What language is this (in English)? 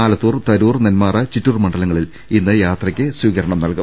Malayalam